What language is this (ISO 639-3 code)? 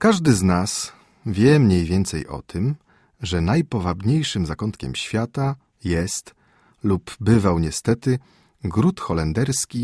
pol